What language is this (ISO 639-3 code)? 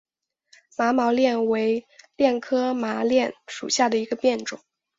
zho